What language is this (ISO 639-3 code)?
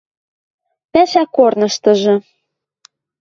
mrj